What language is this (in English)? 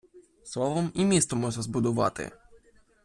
Ukrainian